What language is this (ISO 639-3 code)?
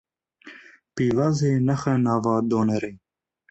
kur